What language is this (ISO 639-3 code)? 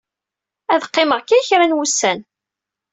kab